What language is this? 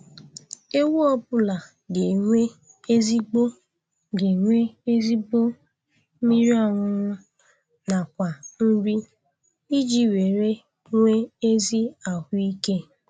Igbo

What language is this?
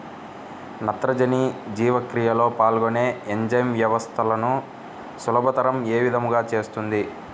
Telugu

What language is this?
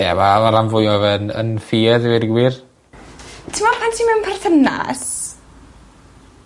Welsh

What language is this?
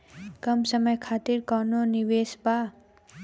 Bhojpuri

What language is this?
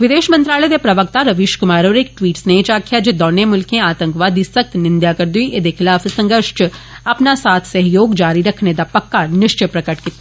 Dogri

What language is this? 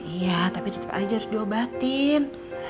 Indonesian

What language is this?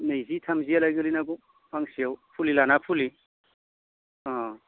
Bodo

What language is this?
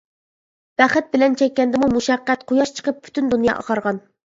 Uyghur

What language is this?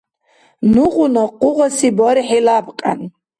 Dargwa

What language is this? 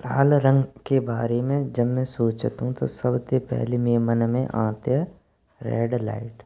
Braj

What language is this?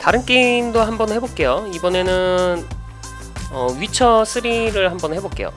Korean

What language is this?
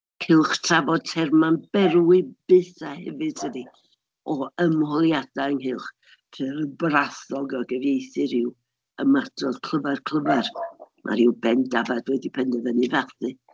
Welsh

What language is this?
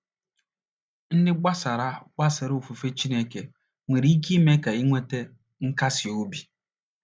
Igbo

